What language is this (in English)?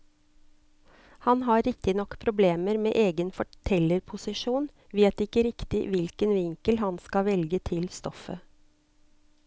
Norwegian